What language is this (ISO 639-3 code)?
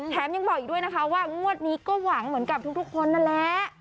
tha